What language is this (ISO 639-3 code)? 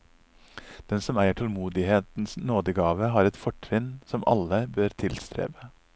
nor